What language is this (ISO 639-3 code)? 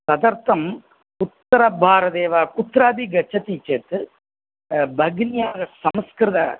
san